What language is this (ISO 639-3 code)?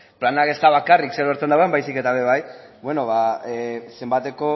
eus